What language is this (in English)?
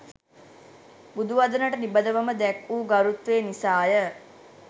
Sinhala